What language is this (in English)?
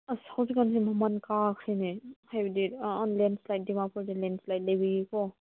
Manipuri